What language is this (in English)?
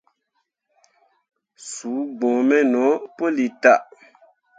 Mundang